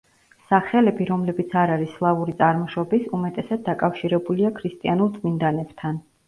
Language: Georgian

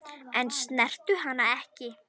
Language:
Icelandic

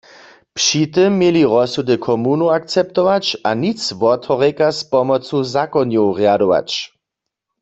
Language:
Upper Sorbian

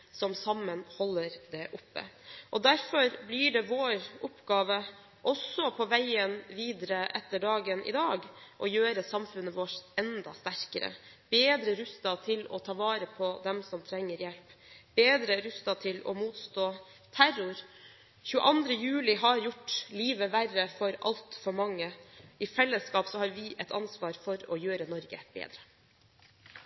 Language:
Norwegian Bokmål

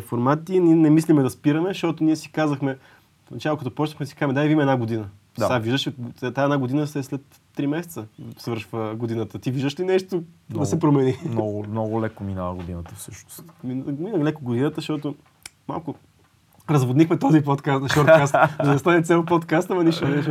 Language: Bulgarian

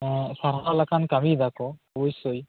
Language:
Santali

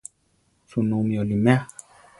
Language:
Central Tarahumara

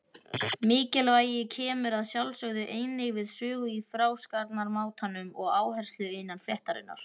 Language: Icelandic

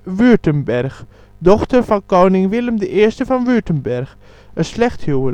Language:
Dutch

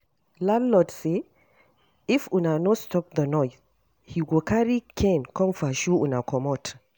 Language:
Nigerian Pidgin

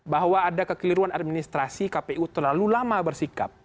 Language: Indonesian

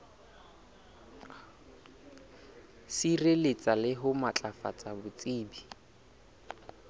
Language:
Southern Sotho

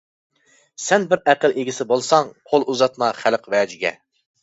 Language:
Uyghur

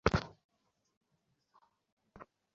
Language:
Bangla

